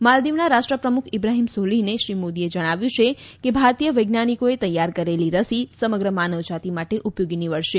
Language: Gujarati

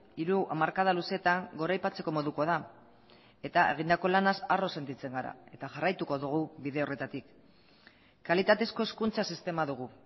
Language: Basque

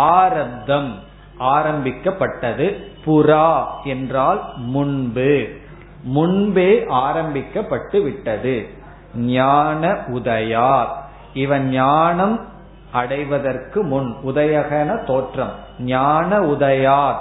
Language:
Tamil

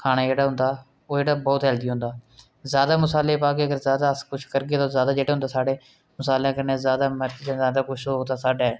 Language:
Dogri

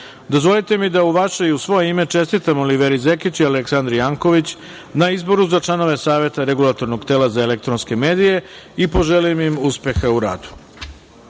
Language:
Serbian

